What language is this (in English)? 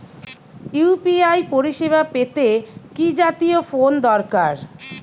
Bangla